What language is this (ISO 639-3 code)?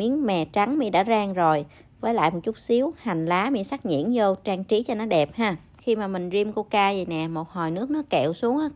vie